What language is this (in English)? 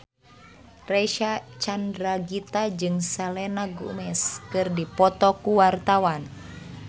Sundanese